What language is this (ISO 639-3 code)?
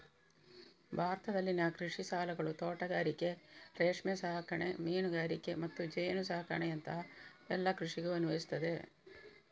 kan